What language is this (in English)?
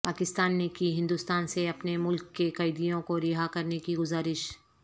Urdu